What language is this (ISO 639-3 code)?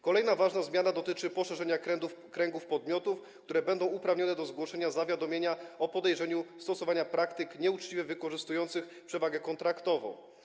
pol